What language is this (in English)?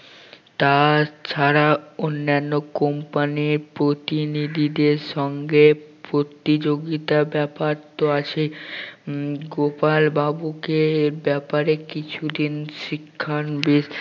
Bangla